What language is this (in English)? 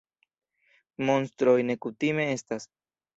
Esperanto